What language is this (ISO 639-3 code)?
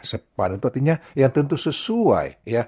ind